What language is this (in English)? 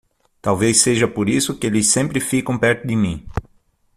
Portuguese